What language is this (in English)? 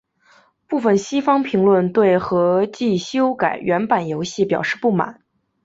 Chinese